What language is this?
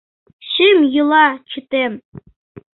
Mari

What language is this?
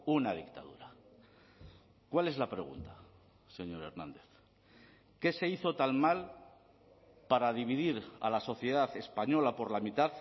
Spanish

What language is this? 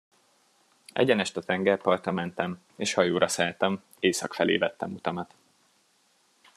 Hungarian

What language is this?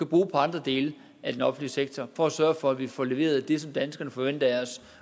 Danish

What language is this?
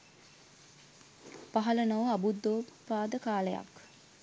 Sinhala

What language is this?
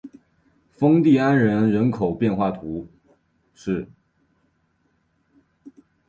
Chinese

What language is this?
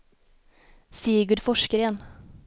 Swedish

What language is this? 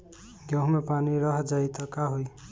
Bhojpuri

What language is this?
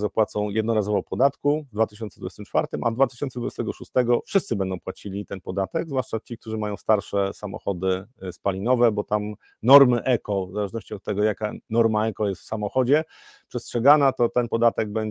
Polish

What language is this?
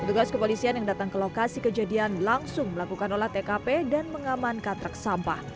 Indonesian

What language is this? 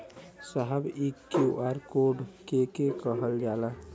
Bhojpuri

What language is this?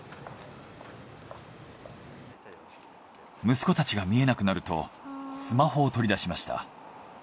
Japanese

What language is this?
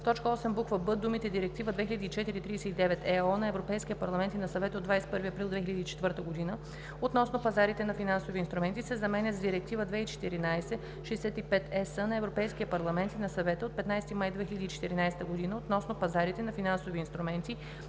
Bulgarian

